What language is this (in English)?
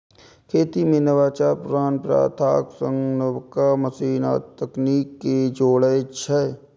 Maithili